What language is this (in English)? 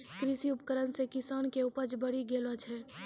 Maithili